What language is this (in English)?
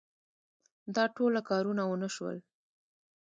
Pashto